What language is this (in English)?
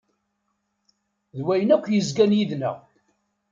Kabyle